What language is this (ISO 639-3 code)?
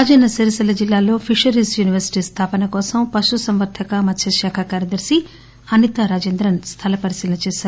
tel